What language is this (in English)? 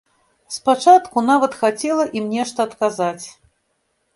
Belarusian